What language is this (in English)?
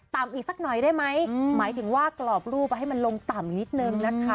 Thai